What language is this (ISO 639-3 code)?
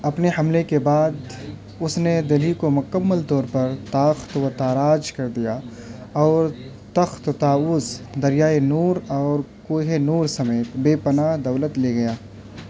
urd